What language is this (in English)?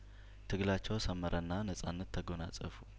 Amharic